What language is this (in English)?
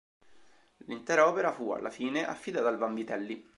Italian